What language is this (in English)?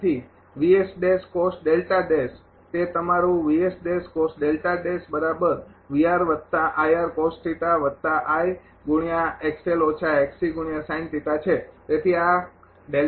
Gujarati